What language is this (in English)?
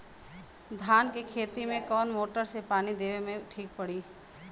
Bhojpuri